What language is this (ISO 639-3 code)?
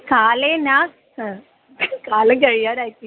san